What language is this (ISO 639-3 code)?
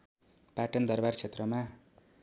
nep